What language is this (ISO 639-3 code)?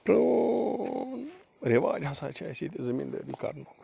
kas